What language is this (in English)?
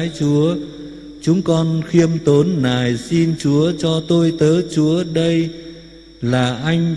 Vietnamese